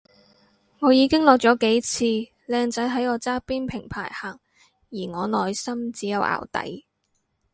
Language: Cantonese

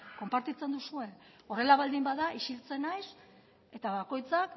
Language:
Basque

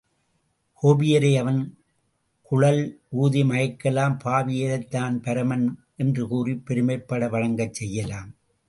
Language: Tamil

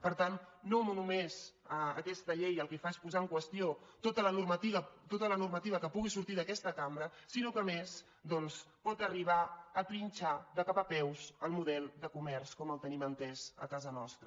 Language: Catalan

